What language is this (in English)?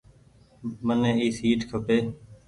Goaria